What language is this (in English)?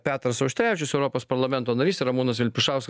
Lithuanian